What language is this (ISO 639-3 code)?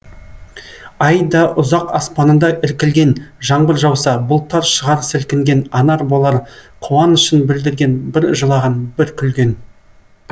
kaz